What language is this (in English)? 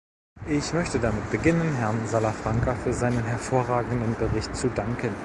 German